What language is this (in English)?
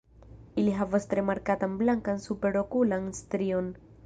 Esperanto